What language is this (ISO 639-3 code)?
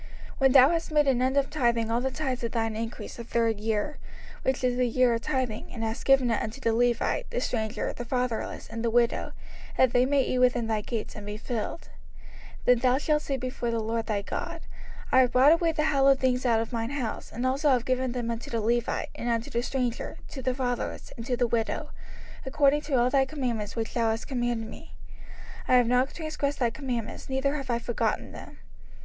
eng